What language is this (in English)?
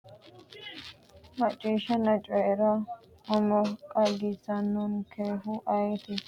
Sidamo